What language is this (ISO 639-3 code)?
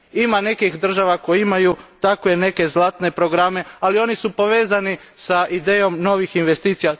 hrv